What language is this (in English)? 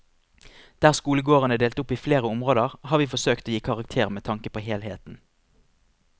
Norwegian